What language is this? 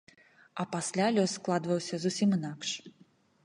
Belarusian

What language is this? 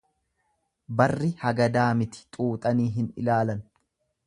Oromo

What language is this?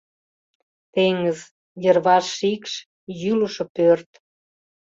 Mari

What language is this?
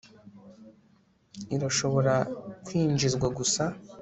Kinyarwanda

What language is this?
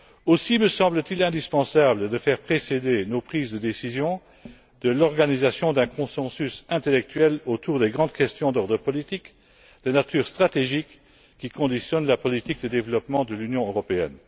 French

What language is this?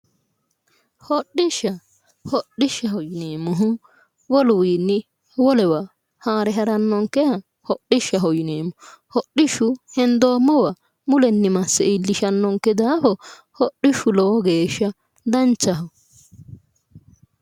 Sidamo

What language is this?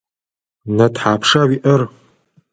Adyghe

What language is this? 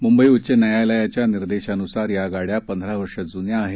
Marathi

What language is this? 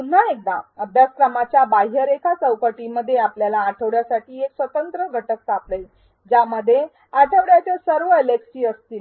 Marathi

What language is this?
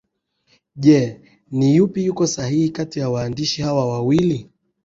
Swahili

